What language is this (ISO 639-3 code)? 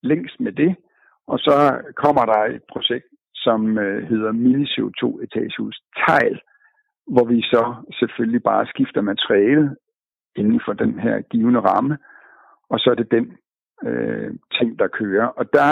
dan